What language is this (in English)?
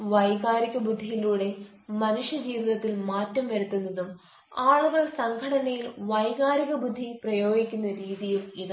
Malayalam